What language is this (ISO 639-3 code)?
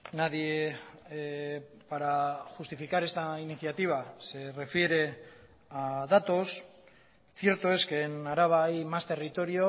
spa